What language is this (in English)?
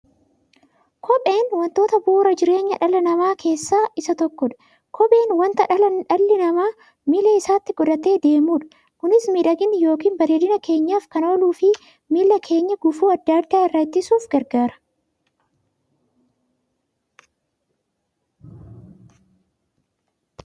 Oromo